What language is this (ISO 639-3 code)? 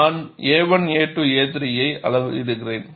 tam